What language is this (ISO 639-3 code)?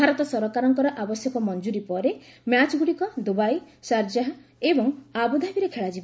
ori